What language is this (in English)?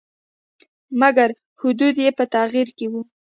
Pashto